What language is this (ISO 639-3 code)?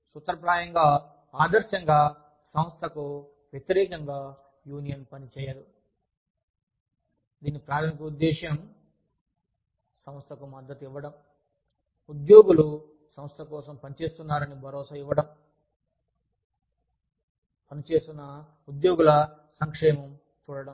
tel